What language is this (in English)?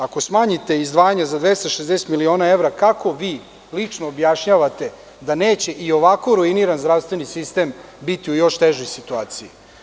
Serbian